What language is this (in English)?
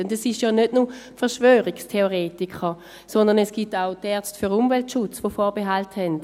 Swiss German